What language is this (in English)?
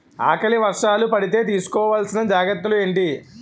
Telugu